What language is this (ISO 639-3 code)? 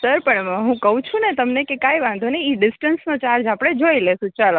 guj